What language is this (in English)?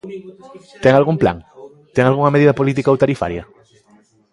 Galician